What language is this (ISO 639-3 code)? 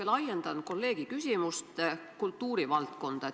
est